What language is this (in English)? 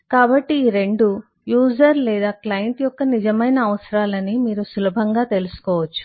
Telugu